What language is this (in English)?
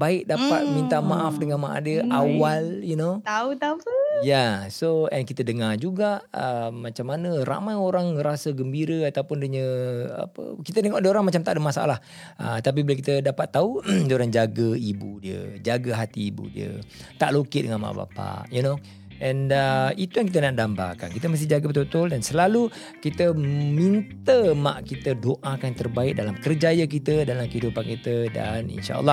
Malay